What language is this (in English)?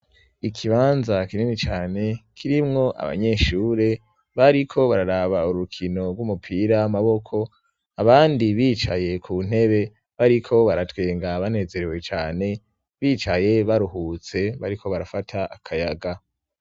Rundi